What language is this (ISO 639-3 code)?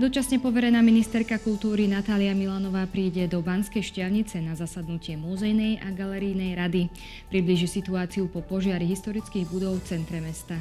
slk